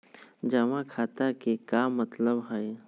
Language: Magahi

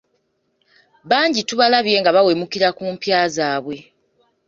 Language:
Ganda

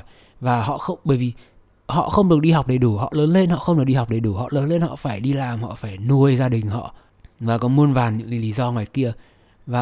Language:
Vietnamese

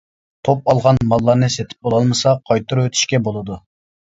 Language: Uyghur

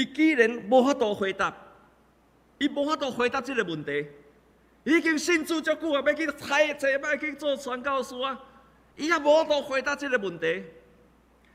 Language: Chinese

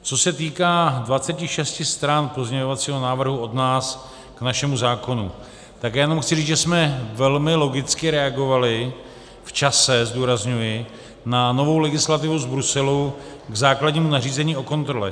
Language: Czech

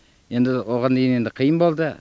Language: Kazakh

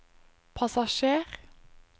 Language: Norwegian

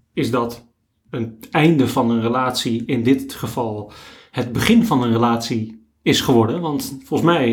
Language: Dutch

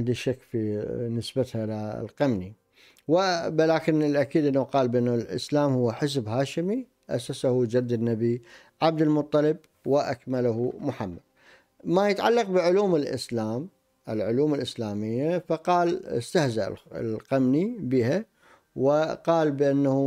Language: Arabic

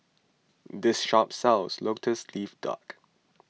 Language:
English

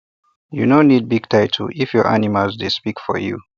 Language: Nigerian Pidgin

